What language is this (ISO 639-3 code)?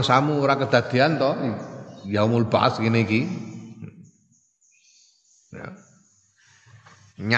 ind